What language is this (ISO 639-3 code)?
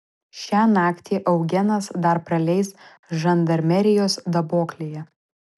lit